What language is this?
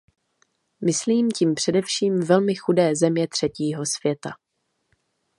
Czech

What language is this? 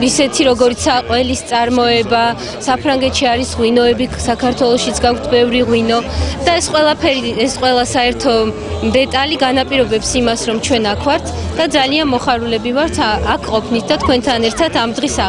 Romanian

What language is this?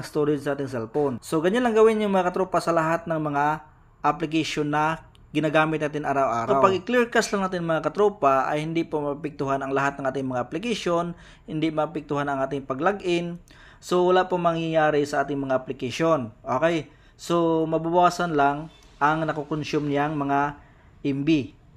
Filipino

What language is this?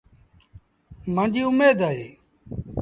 Sindhi Bhil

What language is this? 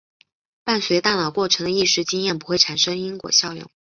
Chinese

